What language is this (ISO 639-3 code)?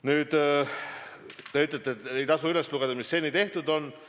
est